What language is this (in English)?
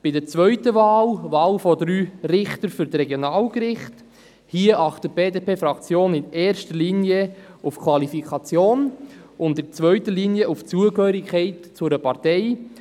Swiss German